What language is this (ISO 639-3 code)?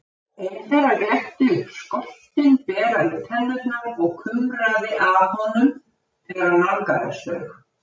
isl